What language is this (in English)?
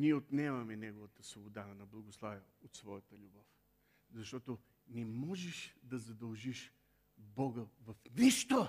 Bulgarian